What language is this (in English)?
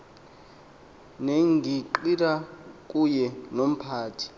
Xhosa